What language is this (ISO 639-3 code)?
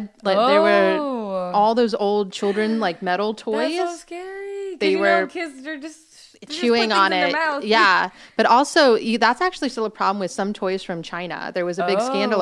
eng